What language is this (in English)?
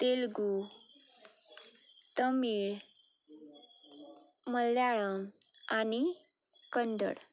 Konkani